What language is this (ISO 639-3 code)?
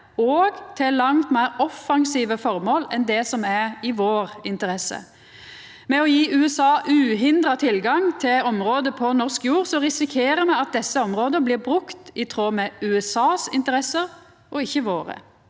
nor